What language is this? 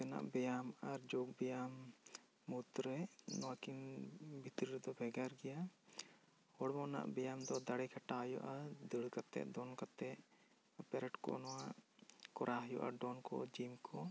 Santali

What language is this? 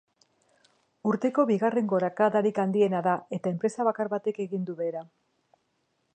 Basque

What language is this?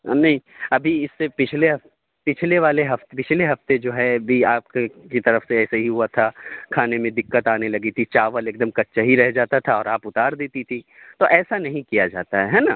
Urdu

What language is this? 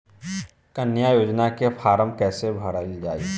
Bhojpuri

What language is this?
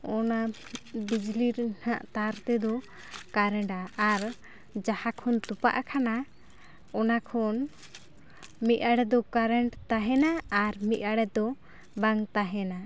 Santali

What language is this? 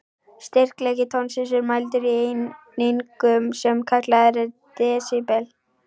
Icelandic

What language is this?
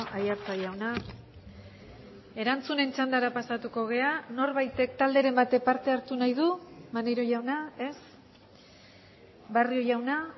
Basque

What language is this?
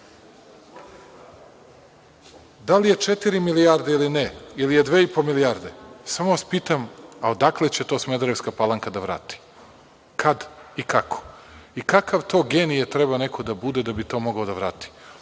Serbian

